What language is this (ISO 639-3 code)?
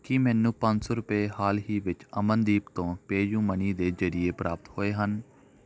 pan